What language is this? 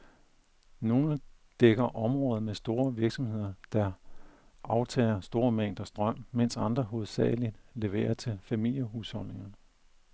Danish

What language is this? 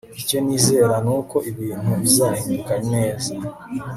Kinyarwanda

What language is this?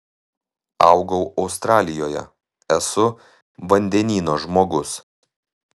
Lithuanian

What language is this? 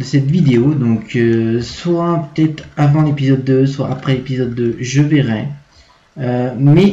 French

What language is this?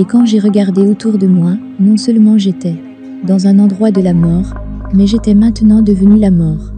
French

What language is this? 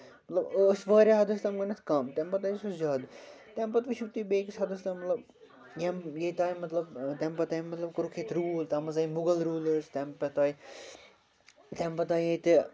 Kashmiri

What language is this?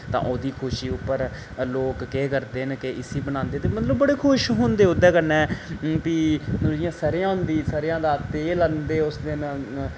Dogri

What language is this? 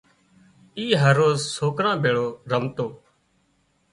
Wadiyara Koli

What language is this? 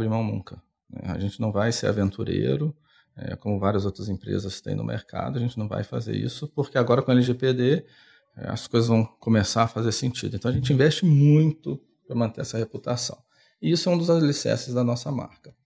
Portuguese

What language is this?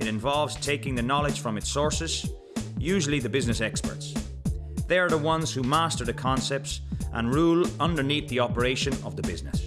English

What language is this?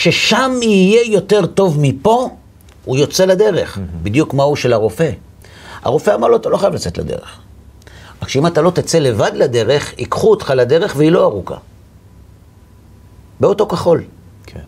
Hebrew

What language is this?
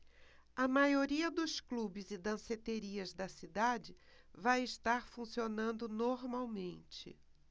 Portuguese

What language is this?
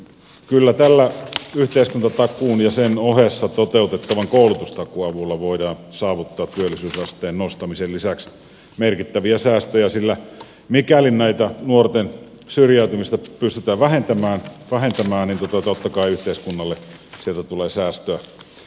Finnish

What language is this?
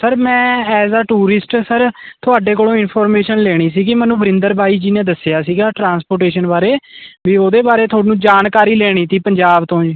Punjabi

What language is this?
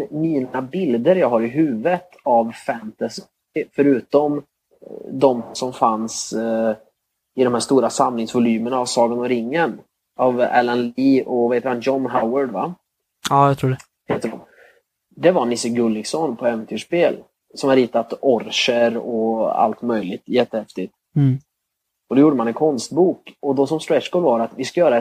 Swedish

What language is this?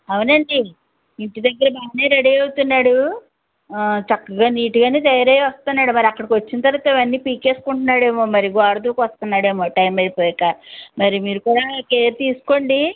Telugu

